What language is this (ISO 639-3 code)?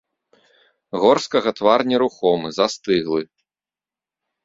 bel